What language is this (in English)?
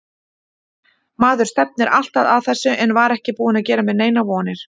Icelandic